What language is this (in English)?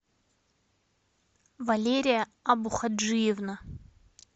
Russian